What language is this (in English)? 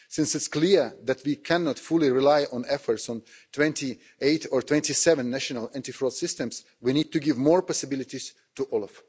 English